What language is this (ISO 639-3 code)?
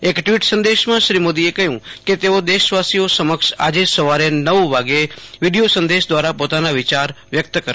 guj